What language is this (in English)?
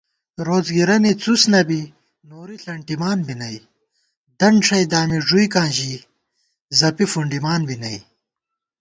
Gawar-Bati